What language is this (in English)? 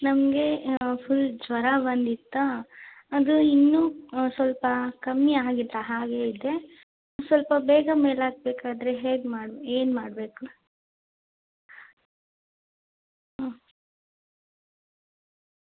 Kannada